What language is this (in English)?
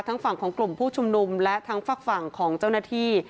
Thai